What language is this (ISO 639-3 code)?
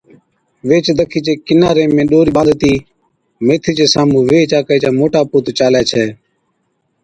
odk